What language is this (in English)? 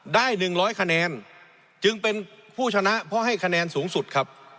Thai